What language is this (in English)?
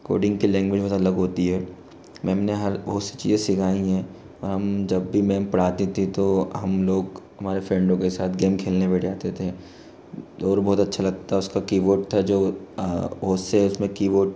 Hindi